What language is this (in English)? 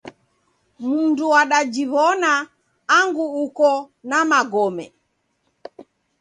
Taita